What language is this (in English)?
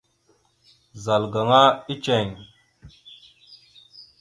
Mada (Cameroon)